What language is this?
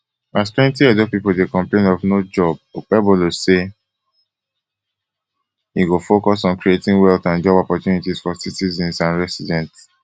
Nigerian Pidgin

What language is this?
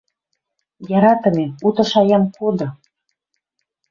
Western Mari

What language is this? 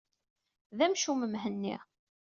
Kabyle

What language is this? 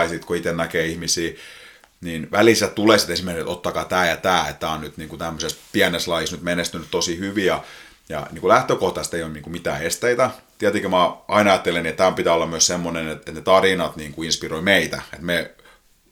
Finnish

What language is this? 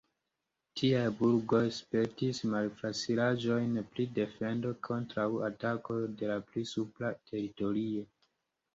Esperanto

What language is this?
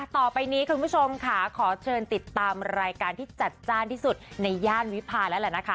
Thai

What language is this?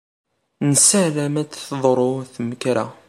Kabyle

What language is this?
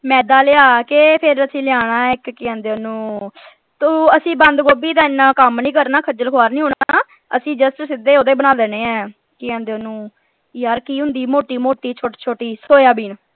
Punjabi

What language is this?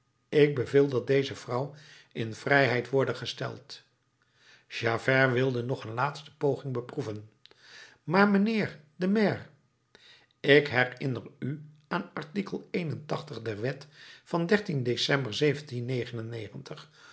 Dutch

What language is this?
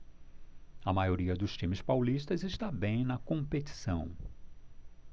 Portuguese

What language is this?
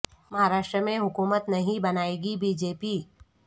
Urdu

